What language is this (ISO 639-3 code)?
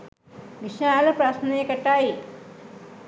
sin